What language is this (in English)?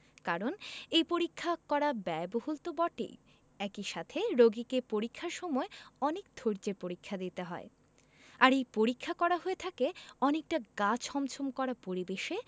Bangla